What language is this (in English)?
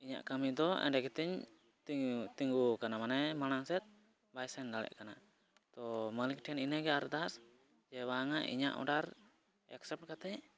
Santali